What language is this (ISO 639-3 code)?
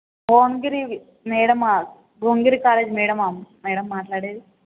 tel